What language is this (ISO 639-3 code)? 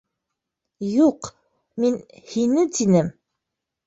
bak